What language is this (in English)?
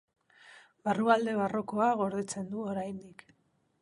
Basque